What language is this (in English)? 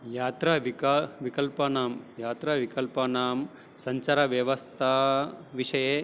Sanskrit